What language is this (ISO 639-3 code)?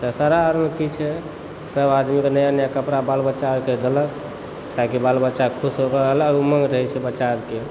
mai